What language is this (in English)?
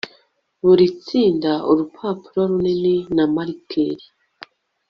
Kinyarwanda